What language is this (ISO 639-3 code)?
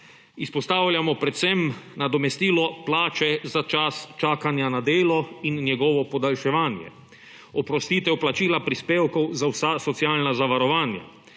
slv